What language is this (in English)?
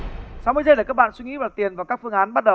Vietnamese